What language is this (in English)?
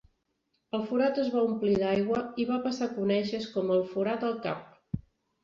Catalan